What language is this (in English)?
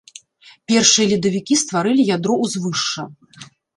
Belarusian